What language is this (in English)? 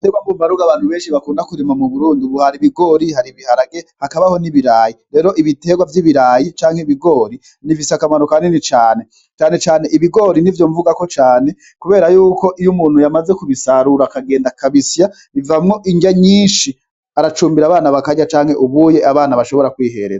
Rundi